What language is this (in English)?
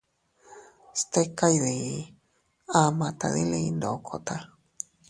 Teutila Cuicatec